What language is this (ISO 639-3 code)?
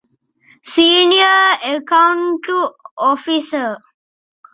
div